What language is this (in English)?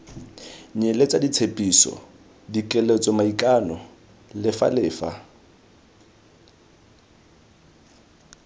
Tswana